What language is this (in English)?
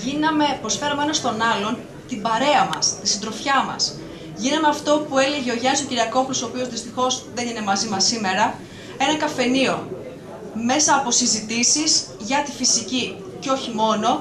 Greek